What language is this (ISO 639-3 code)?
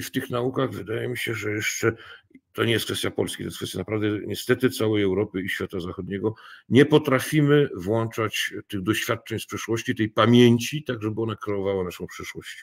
pol